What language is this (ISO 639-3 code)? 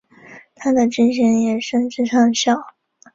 zho